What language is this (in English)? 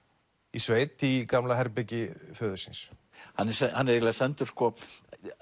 Icelandic